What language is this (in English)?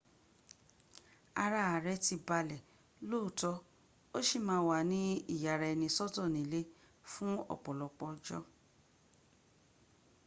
Yoruba